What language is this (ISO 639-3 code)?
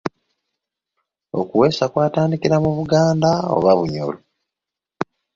lug